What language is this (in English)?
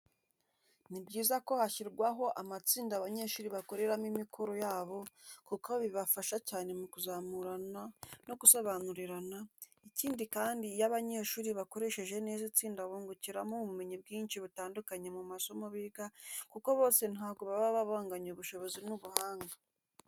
Kinyarwanda